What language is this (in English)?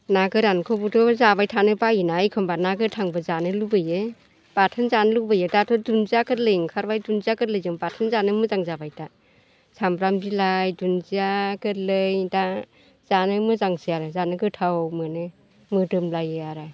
Bodo